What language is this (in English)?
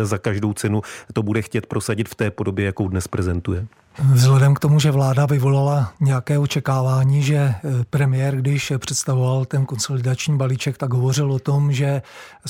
Czech